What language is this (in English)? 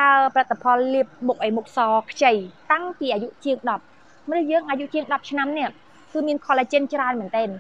Thai